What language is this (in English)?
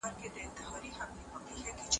Pashto